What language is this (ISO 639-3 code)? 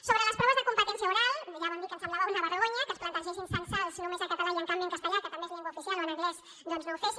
cat